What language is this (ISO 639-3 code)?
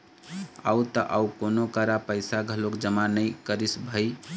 hne